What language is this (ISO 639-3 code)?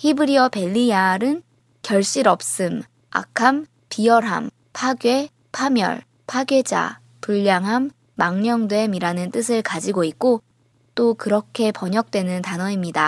kor